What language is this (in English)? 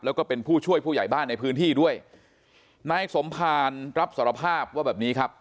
Thai